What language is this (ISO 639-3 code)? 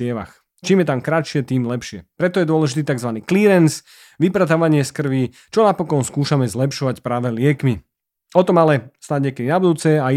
slk